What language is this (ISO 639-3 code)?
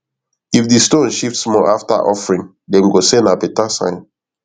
pcm